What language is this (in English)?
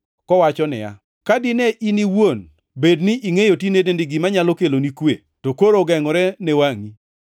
Luo (Kenya and Tanzania)